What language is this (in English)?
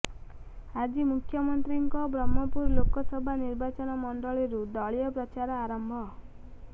Odia